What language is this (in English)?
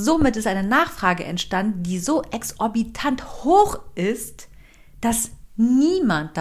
German